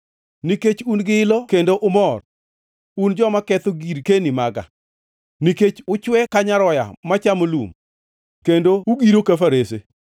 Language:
Luo (Kenya and Tanzania)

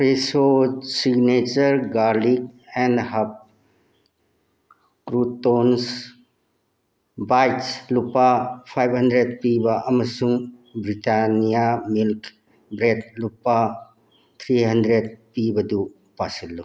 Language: Manipuri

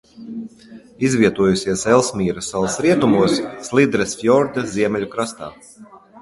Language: Latvian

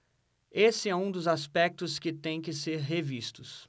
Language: Portuguese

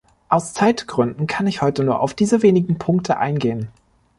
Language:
German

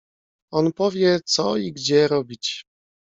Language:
Polish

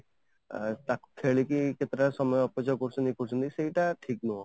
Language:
Odia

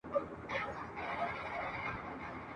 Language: Pashto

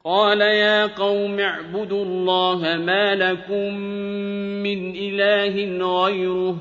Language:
Arabic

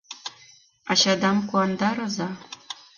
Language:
Mari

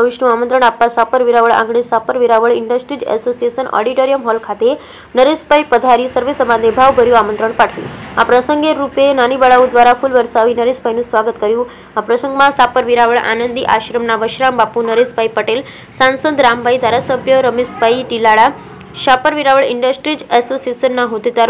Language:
Gujarati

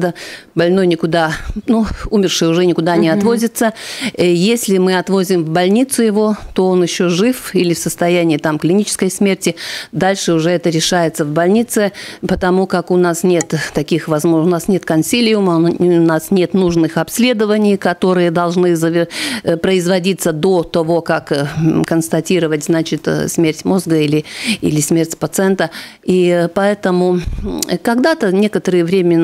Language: Russian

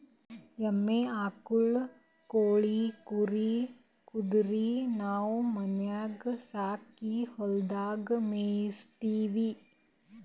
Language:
Kannada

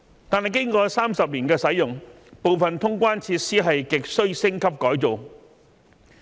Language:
Cantonese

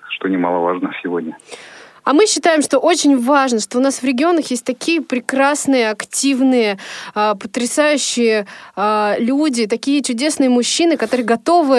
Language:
Russian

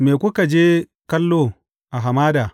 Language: Hausa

